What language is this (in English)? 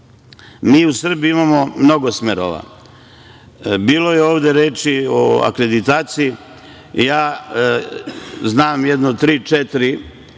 Serbian